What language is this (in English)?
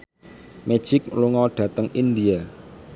Javanese